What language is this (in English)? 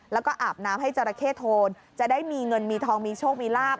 Thai